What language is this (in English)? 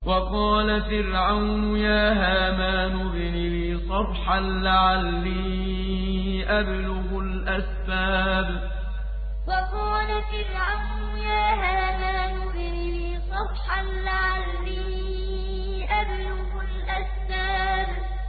Arabic